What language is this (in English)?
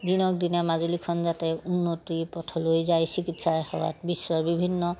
Assamese